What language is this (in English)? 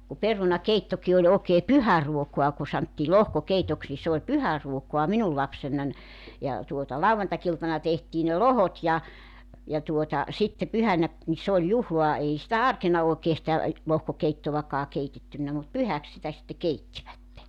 Finnish